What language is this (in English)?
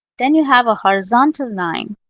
English